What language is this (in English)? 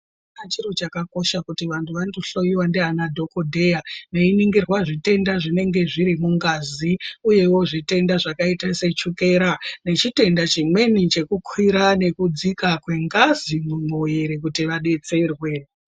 Ndau